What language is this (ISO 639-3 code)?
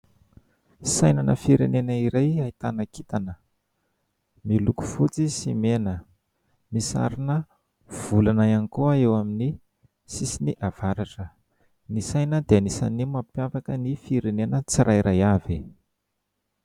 mlg